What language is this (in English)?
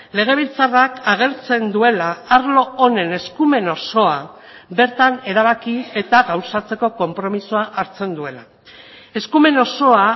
Basque